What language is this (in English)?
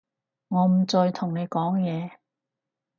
Cantonese